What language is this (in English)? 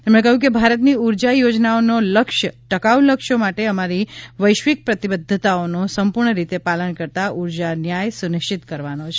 Gujarati